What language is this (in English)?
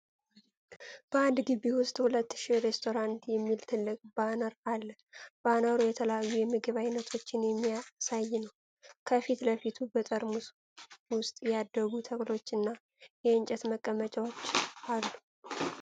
Amharic